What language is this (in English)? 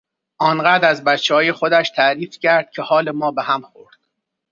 Persian